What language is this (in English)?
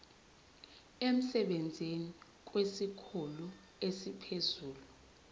Zulu